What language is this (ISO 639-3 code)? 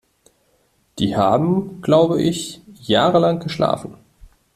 deu